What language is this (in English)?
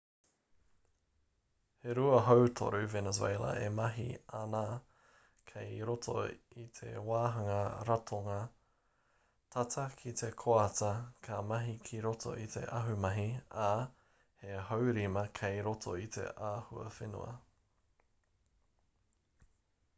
Māori